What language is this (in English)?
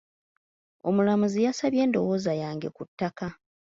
Ganda